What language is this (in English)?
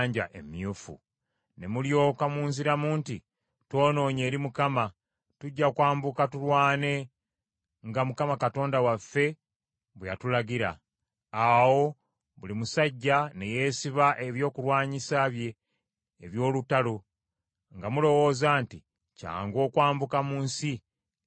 Ganda